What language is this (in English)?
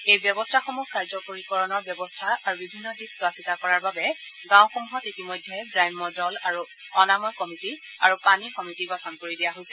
Assamese